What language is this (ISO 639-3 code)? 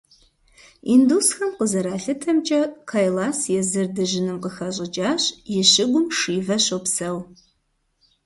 kbd